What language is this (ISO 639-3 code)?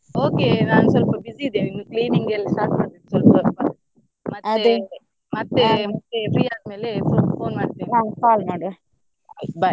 kan